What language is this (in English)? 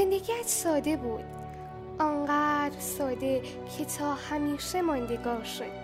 Persian